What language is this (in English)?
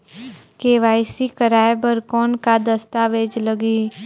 Chhattisgarhi